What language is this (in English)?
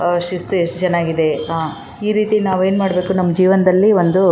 Kannada